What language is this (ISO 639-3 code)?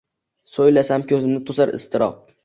uzb